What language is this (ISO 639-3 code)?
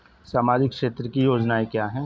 hin